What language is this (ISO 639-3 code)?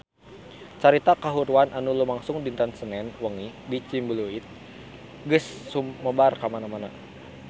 sun